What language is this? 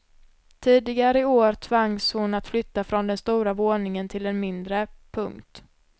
Swedish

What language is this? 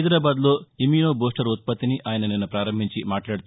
Telugu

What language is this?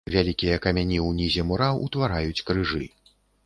Belarusian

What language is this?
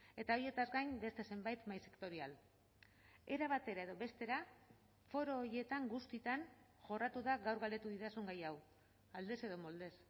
Basque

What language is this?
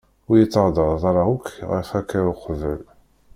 Kabyle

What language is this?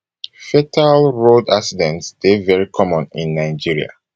Nigerian Pidgin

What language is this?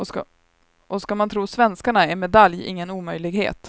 Swedish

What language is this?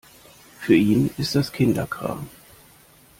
German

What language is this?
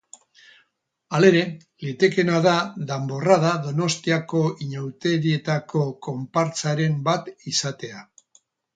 Basque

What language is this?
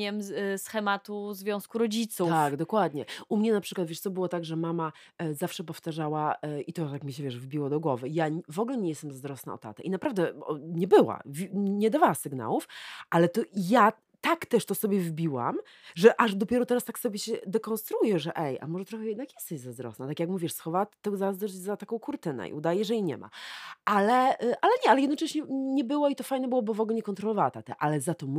Polish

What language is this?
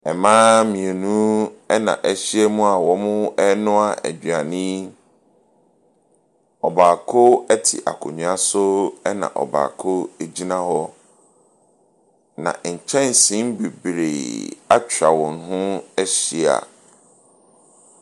Akan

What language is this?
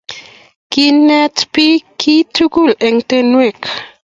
Kalenjin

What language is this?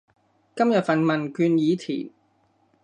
Cantonese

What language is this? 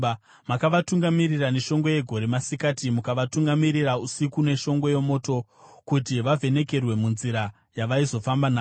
Shona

